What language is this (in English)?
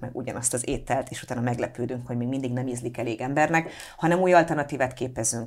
Hungarian